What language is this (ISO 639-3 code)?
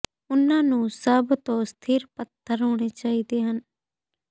pan